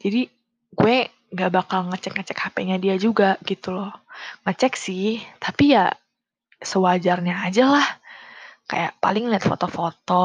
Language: Indonesian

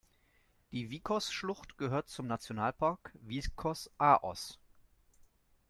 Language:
German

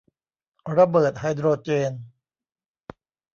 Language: Thai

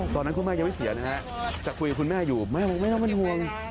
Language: Thai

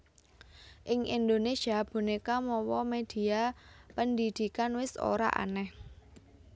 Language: Javanese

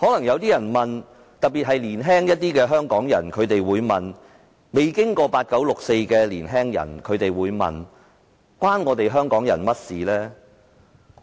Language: Cantonese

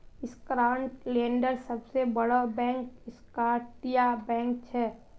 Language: Magahi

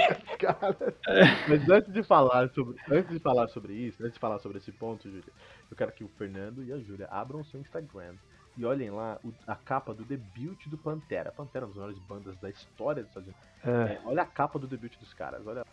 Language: Portuguese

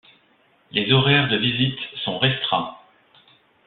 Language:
French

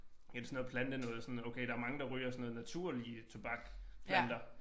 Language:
Danish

